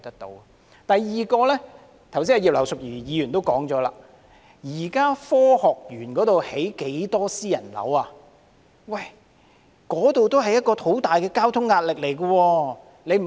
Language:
Cantonese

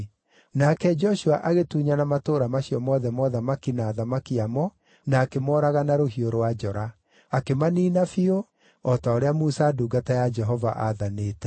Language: Kikuyu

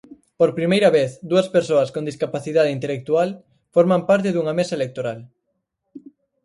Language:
Galician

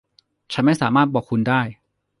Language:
Thai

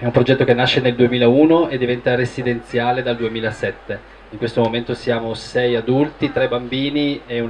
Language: Italian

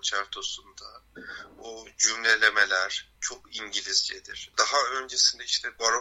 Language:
Turkish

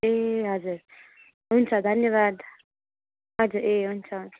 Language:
Nepali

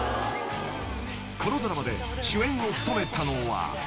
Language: Japanese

